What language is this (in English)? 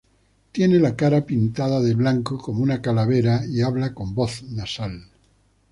Spanish